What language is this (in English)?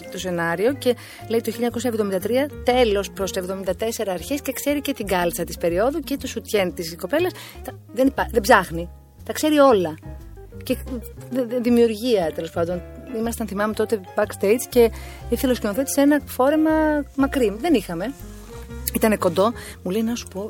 Greek